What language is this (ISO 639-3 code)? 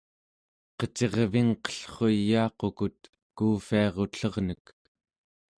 esu